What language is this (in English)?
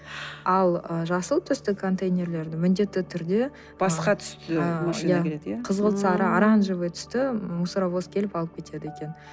Kazakh